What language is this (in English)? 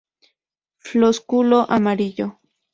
Spanish